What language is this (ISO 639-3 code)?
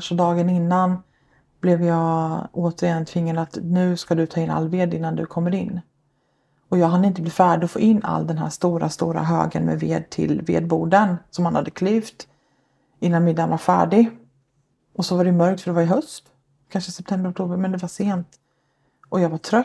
swe